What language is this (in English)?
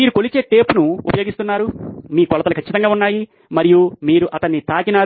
Telugu